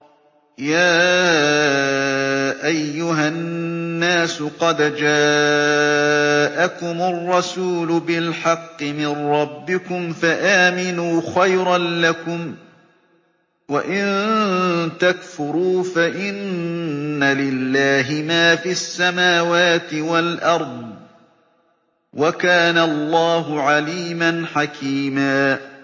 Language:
Arabic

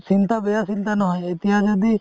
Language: Assamese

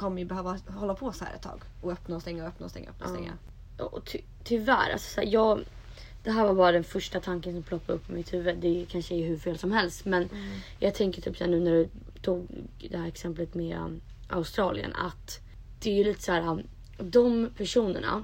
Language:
Swedish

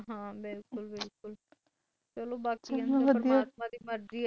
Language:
Punjabi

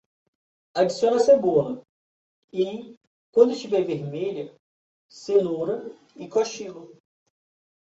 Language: Portuguese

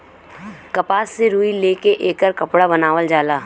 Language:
Bhojpuri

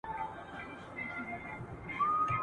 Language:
Pashto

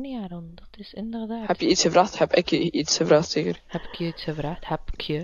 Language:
Dutch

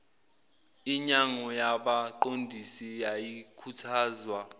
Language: Zulu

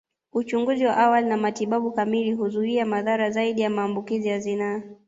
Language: Swahili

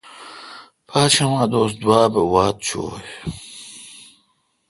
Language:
Kalkoti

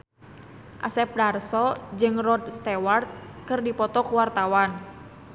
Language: Sundanese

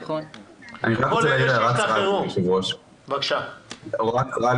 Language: Hebrew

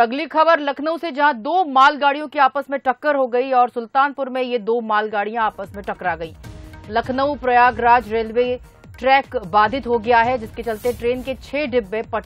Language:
Hindi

